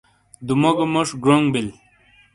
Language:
Shina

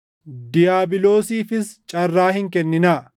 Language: Oromo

